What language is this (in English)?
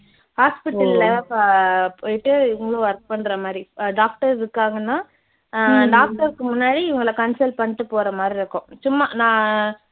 Tamil